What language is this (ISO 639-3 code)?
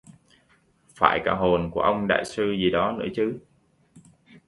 vie